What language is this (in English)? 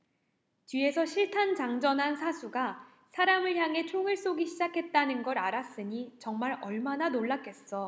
Korean